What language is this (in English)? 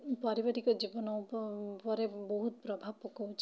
Odia